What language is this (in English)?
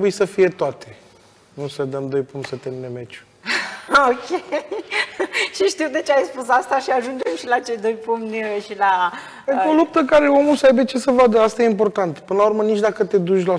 Romanian